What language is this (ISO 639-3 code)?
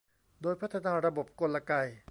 tha